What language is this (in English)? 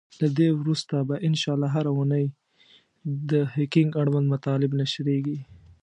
Pashto